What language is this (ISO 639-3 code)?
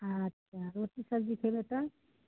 mai